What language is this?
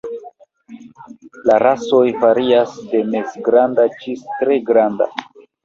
Esperanto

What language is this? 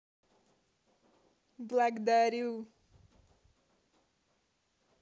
Russian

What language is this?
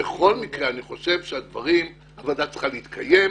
Hebrew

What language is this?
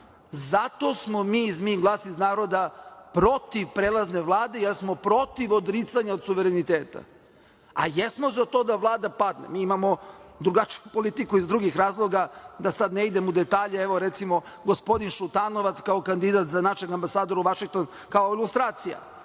Serbian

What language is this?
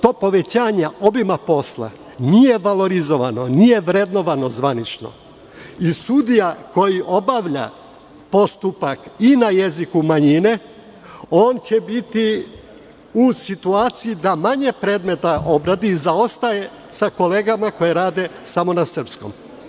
Serbian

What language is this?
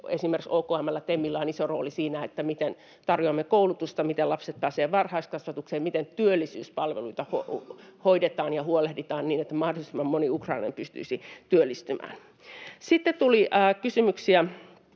Finnish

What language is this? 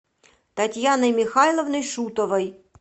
Russian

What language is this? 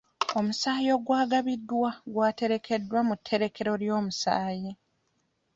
Ganda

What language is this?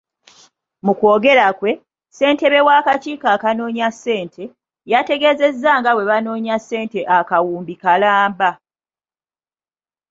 Ganda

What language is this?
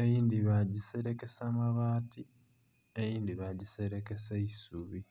Soga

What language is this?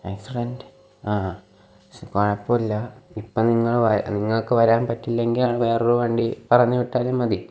Malayalam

